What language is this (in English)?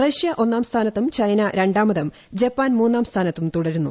Malayalam